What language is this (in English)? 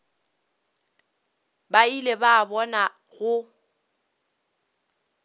Northern Sotho